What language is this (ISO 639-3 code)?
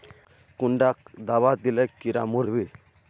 mag